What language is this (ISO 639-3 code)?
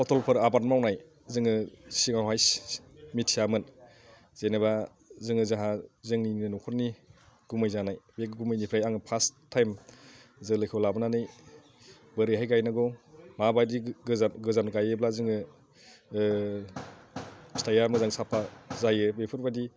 brx